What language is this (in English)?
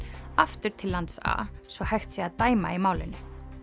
Icelandic